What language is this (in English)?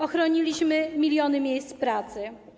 Polish